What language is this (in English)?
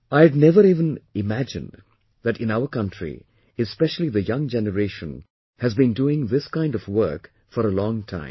English